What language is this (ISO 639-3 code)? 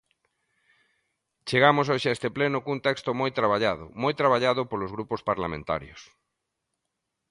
glg